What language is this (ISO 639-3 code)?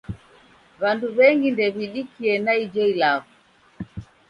dav